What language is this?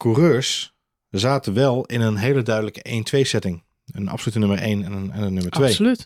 Dutch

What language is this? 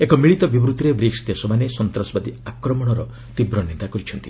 Odia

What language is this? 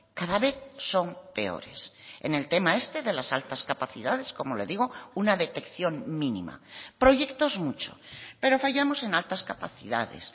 Spanish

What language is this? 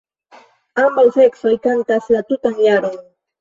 Esperanto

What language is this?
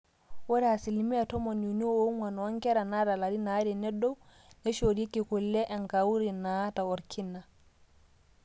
Masai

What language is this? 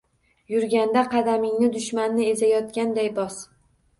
Uzbek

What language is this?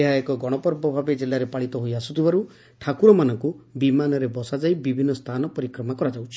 Odia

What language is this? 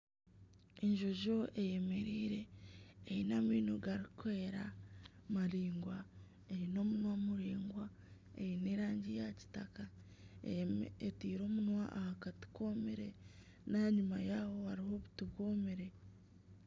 Nyankole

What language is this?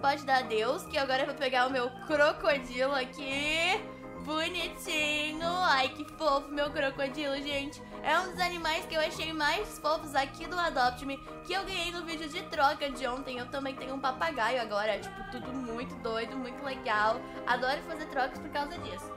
Portuguese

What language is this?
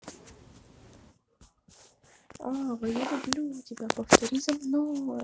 Russian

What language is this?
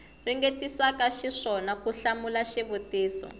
Tsonga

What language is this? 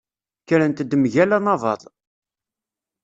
Kabyle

